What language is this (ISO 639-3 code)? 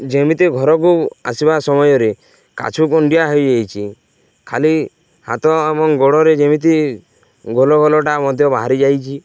ori